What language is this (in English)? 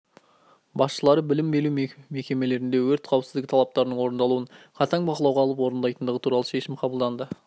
Kazakh